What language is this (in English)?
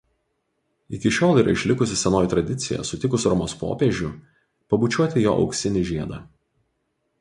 Lithuanian